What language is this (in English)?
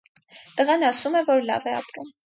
Armenian